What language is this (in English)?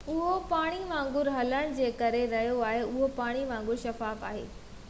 Sindhi